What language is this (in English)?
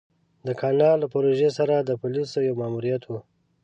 Pashto